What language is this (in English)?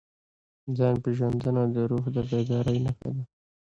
Pashto